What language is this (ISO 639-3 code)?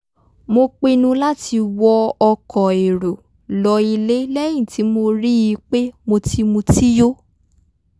yor